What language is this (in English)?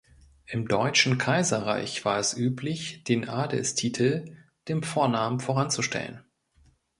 German